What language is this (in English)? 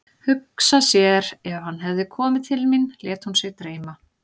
Icelandic